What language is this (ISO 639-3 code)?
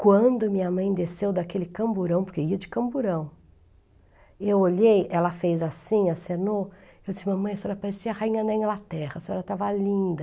por